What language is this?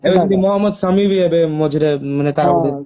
Odia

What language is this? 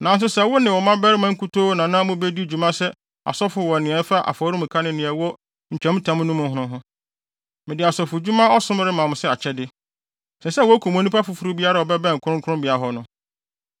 Akan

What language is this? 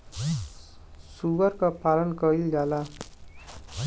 Bhojpuri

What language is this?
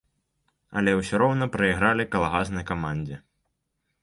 Belarusian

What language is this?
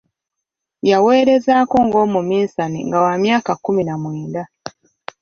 Ganda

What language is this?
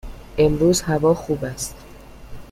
Persian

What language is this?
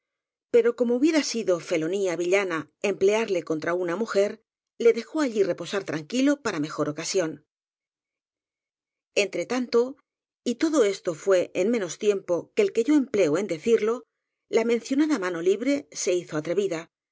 Spanish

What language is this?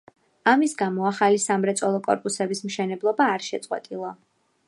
Georgian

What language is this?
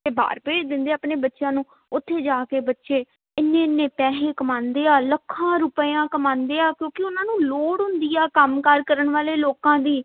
Punjabi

